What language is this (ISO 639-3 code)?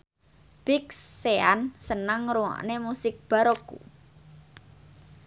jav